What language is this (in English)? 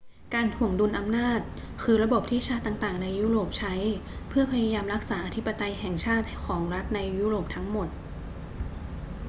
Thai